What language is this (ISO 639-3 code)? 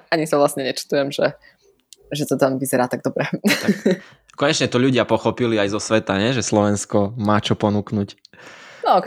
slk